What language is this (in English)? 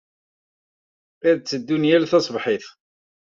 Kabyle